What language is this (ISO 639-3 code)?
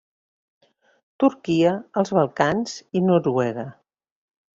cat